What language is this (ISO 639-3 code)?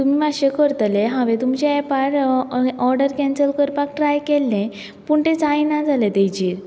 kok